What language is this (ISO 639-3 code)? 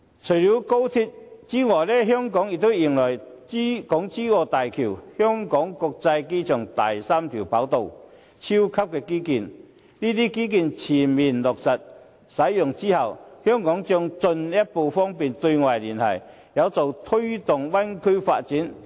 yue